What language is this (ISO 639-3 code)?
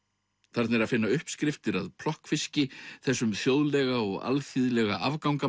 isl